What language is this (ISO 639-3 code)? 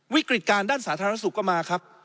tha